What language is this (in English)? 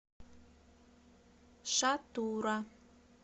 Russian